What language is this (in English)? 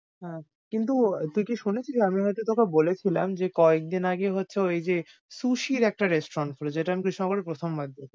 Bangla